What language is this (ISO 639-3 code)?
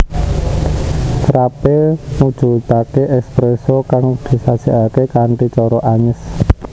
jav